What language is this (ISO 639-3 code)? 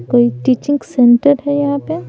hin